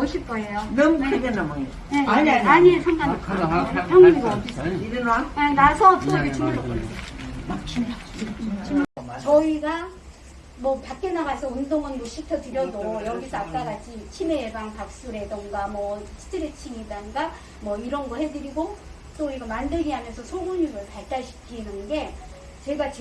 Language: Korean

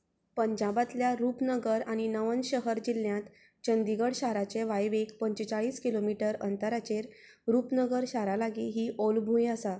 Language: Konkani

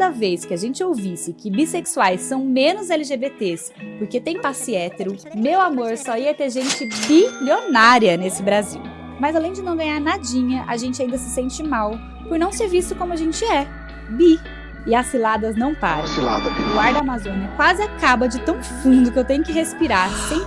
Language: Portuguese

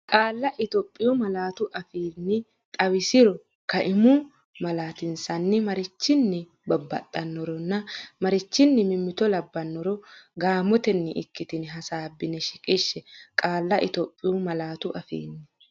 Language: Sidamo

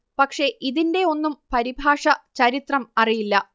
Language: Malayalam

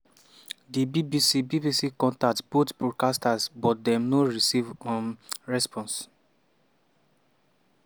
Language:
Nigerian Pidgin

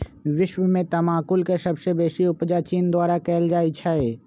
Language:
Magahi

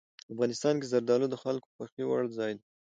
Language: Pashto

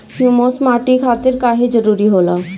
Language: Bhojpuri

